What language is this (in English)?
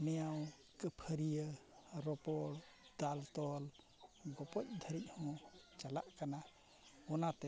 Santali